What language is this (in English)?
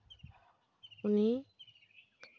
Santali